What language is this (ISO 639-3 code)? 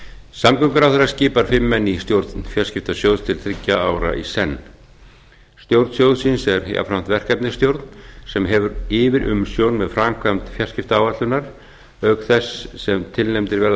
isl